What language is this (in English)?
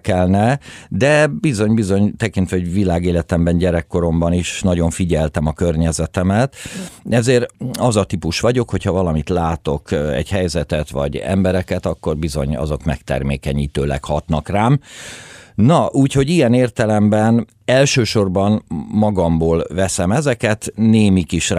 Hungarian